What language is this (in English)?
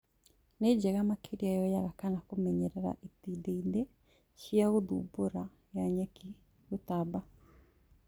Kikuyu